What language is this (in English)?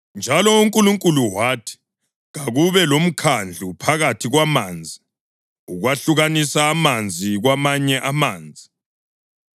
North Ndebele